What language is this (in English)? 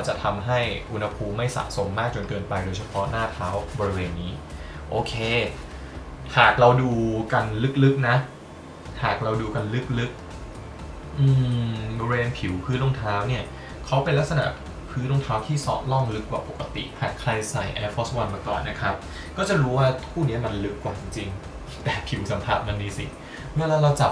Thai